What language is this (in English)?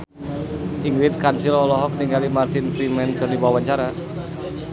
Sundanese